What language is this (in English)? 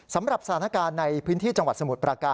Thai